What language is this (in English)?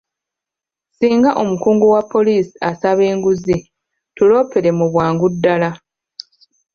Ganda